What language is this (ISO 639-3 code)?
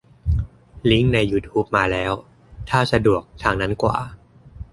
tha